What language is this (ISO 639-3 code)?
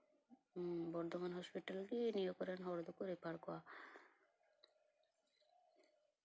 sat